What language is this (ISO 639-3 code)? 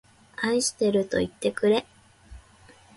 jpn